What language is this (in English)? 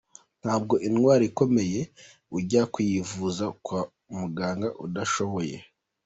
Kinyarwanda